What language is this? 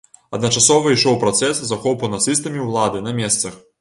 Belarusian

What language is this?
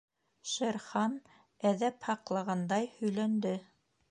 Bashkir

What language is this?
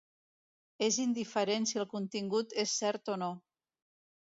Catalan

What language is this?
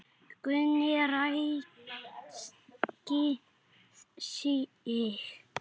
Icelandic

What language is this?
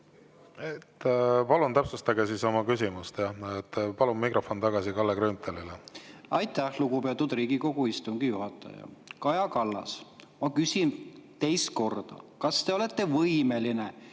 Estonian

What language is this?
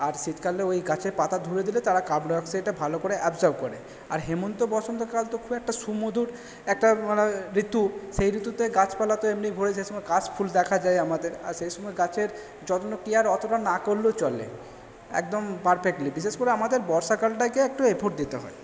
Bangla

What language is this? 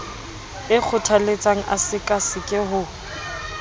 Southern Sotho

